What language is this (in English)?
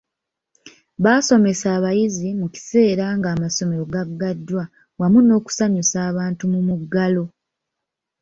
Ganda